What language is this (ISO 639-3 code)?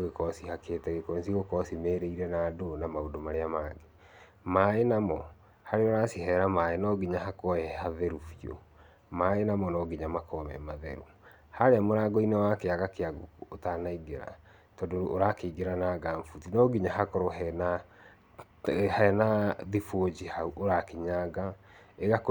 kik